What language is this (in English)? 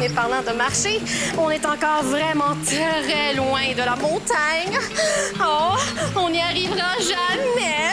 French